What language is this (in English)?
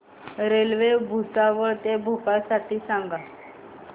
Marathi